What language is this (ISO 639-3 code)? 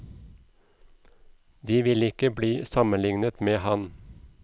nor